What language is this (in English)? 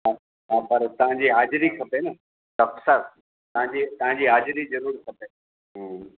Sindhi